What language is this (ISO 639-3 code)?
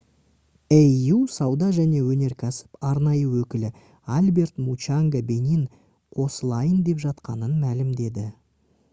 kaz